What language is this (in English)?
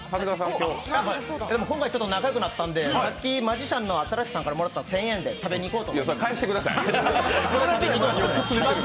Japanese